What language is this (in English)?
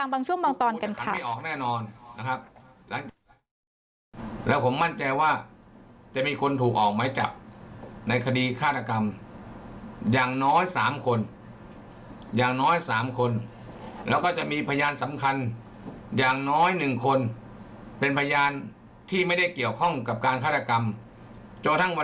Thai